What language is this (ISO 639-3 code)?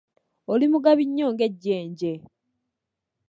lug